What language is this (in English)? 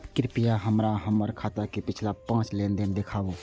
Maithili